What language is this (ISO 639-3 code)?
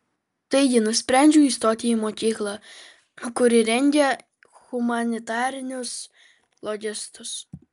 lit